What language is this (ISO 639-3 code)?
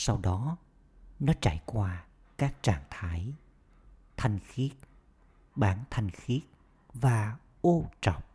vie